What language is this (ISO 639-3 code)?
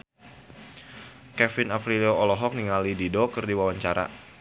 sun